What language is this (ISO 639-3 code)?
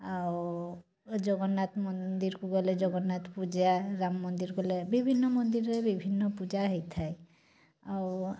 ori